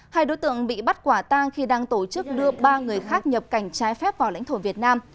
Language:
Vietnamese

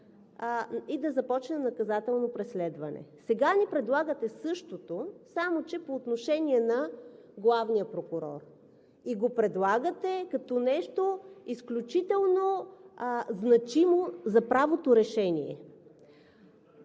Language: Bulgarian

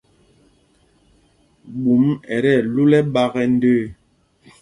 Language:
Mpumpong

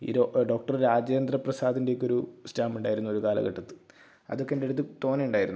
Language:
Malayalam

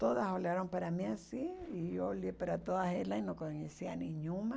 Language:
Portuguese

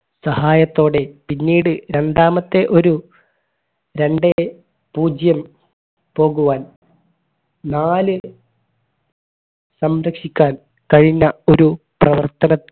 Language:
Malayalam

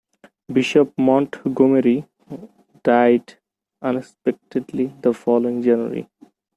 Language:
English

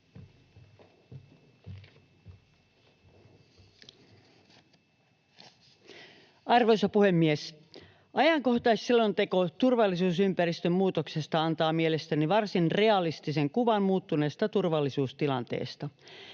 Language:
Finnish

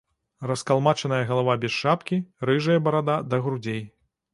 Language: Belarusian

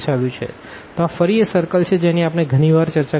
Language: Gujarati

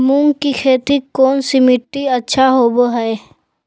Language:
Magahi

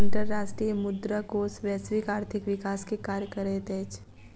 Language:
Maithili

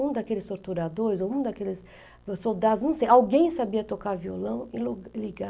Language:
Portuguese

